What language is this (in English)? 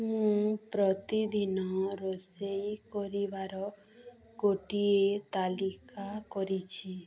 Odia